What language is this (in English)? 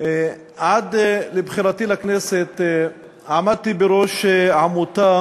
Hebrew